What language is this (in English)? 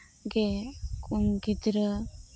Santali